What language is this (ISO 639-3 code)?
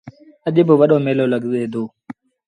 sbn